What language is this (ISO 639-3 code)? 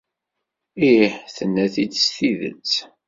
kab